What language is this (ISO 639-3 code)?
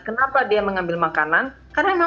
ind